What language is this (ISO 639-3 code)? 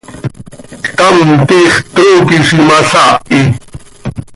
sei